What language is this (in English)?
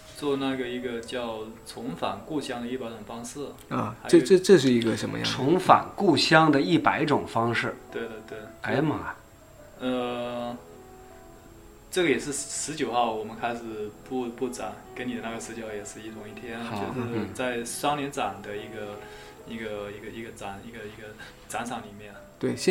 Chinese